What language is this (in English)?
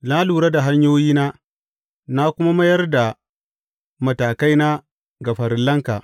Hausa